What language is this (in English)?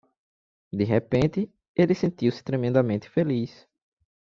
Portuguese